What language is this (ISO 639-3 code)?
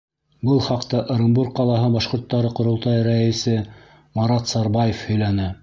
bak